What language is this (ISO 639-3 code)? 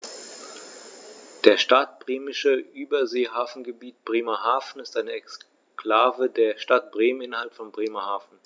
deu